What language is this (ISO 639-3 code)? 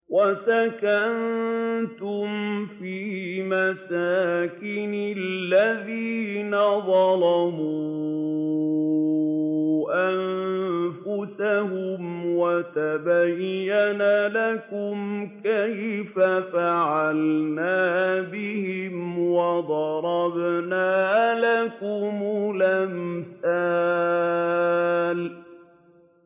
ara